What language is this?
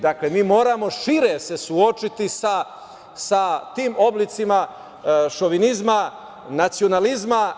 Serbian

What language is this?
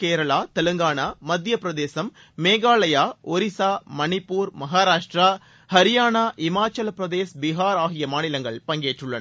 Tamil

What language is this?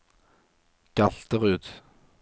Norwegian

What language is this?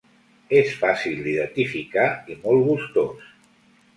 Catalan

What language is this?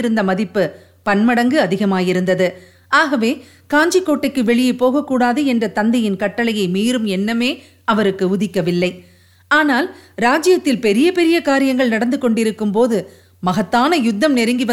Tamil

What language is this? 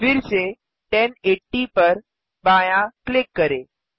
Hindi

